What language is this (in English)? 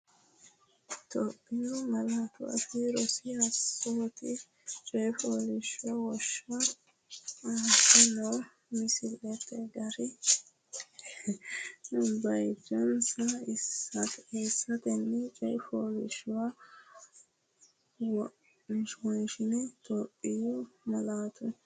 Sidamo